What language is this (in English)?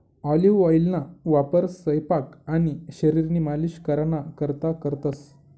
Marathi